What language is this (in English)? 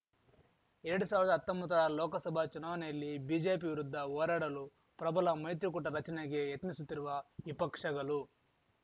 Kannada